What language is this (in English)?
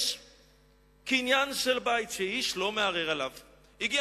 Hebrew